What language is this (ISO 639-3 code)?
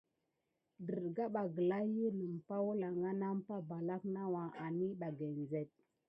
gid